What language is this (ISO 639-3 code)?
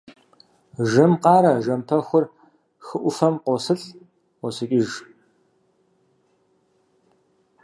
kbd